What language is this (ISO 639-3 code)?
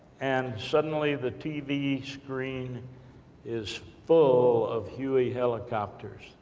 eng